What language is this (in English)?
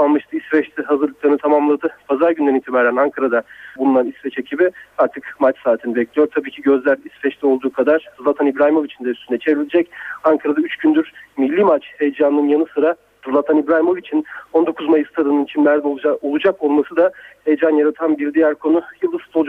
Turkish